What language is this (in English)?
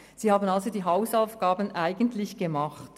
Swiss German